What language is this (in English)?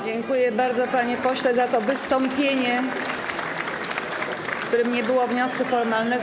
Polish